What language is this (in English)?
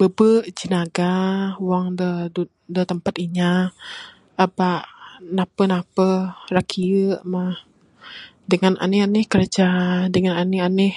Bukar-Sadung Bidayuh